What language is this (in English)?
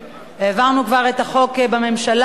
Hebrew